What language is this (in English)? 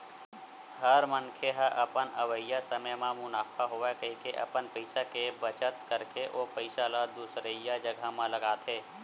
Chhattisgarhi